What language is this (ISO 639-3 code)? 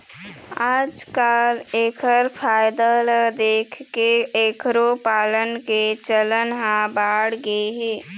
hne